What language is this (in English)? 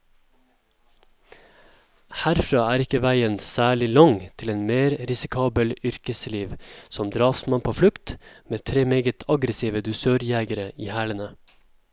Norwegian